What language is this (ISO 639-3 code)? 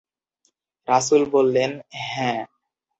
ben